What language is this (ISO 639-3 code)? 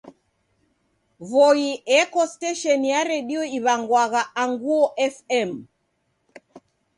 dav